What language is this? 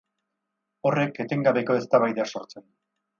Basque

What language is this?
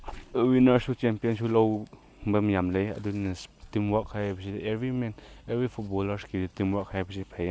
Manipuri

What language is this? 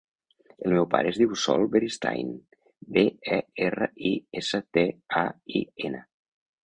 Catalan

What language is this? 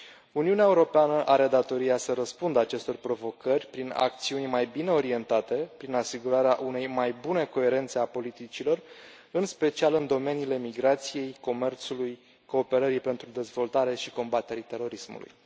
Romanian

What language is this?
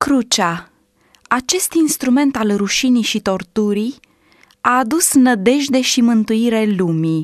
Romanian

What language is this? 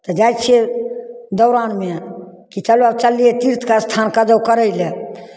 Maithili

